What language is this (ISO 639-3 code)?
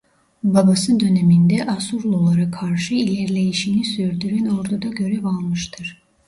tur